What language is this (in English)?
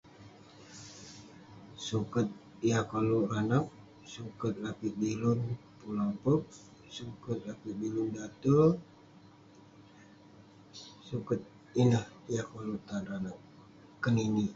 Western Penan